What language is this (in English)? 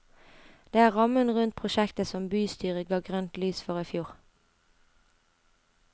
Norwegian